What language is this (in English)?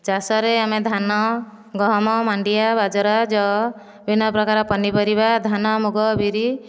Odia